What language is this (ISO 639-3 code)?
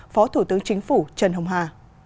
vie